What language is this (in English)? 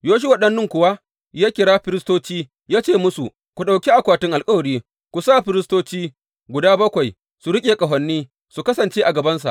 Hausa